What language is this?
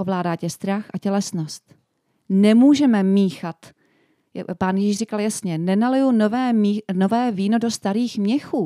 Czech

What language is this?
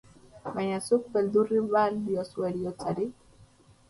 Basque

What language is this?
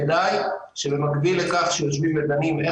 Hebrew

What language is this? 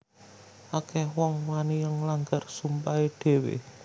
Javanese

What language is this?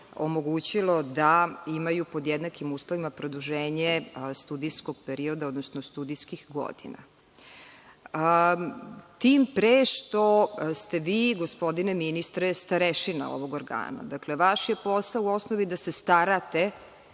Serbian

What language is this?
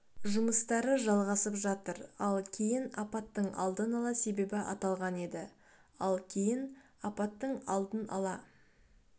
Kazakh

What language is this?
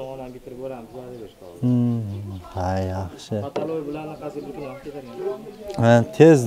Turkish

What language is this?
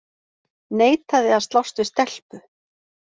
Icelandic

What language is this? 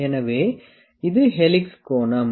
Tamil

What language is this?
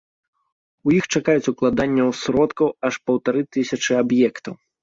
Belarusian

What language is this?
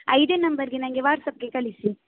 Kannada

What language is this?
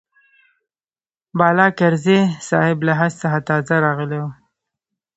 Pashto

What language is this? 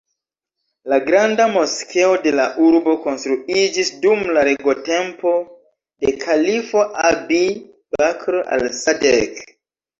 Esperanto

